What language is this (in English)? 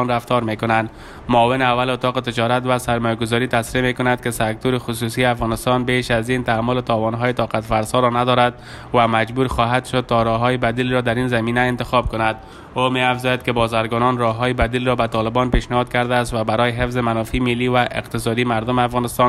Persian